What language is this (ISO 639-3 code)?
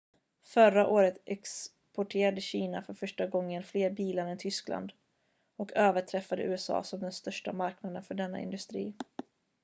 swe